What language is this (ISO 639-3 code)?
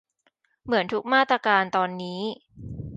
tha